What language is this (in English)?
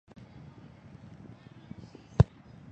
Chinese